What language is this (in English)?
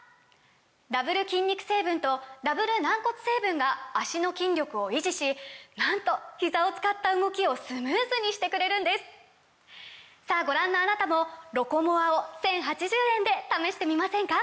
Japanese